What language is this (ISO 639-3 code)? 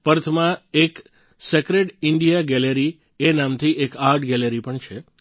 guj